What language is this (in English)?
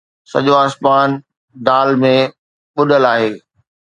Sindhi